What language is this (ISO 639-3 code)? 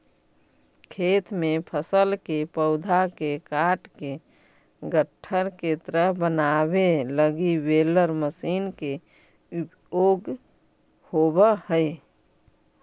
mag